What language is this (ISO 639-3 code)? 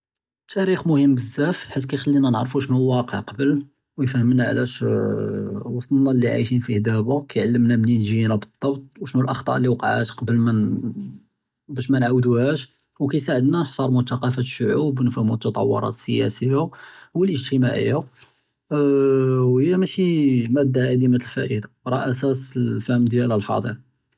jrb